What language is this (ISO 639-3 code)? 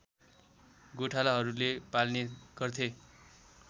nep